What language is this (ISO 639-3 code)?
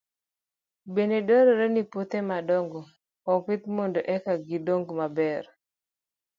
luo